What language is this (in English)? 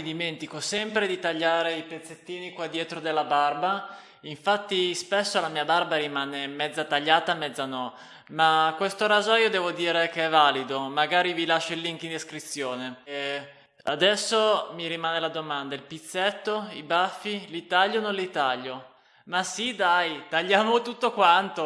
Italian